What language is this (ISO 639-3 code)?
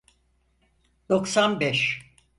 tur